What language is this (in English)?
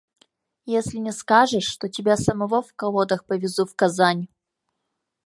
Mari